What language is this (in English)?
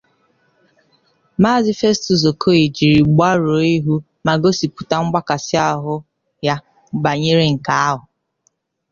Igbo